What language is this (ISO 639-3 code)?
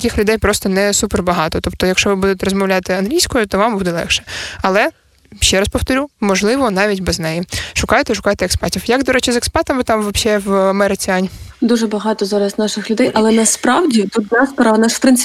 ukr